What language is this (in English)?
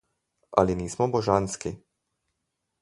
Slovenian